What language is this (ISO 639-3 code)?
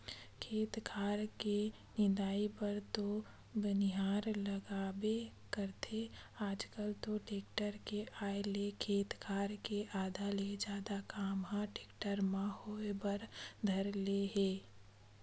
hne